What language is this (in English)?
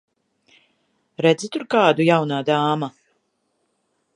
Latvian